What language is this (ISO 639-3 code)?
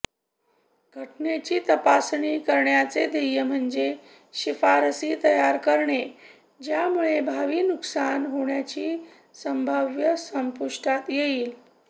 mar